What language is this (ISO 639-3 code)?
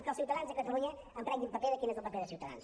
cat